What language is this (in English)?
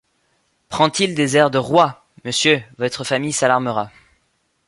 French